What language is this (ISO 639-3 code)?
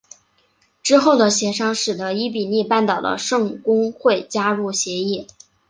zho